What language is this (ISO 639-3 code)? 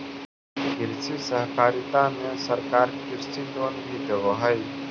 mag